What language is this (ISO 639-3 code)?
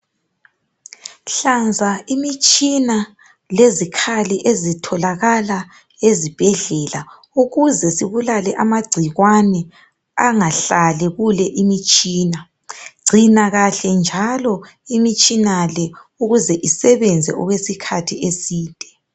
nde